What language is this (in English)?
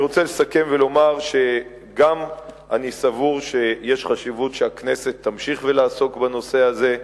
Hebrew